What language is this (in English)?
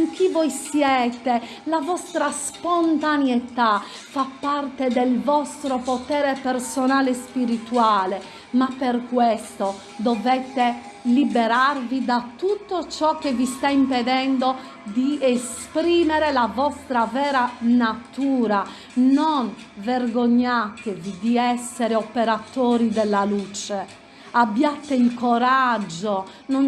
Italian